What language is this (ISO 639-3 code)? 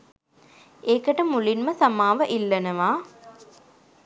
sin